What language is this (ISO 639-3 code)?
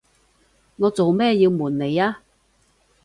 yue